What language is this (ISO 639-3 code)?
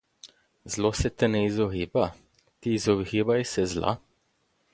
slv